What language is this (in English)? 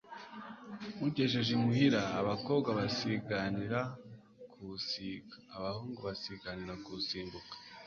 Kinyarwanda